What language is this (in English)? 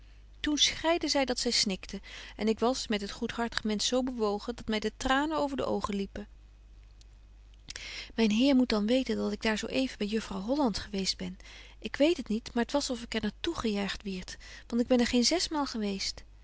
Dutch